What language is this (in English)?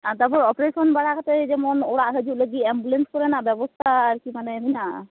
Santali